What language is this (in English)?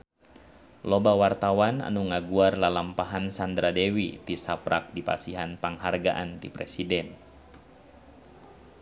Sundanese